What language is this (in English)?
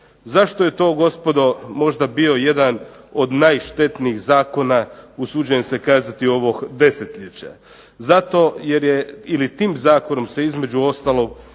Croatian